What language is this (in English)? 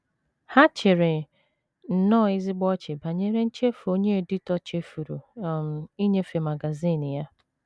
Igbo